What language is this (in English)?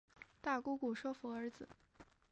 Chinese